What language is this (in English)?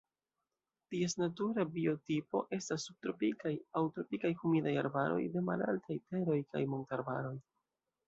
Esperanto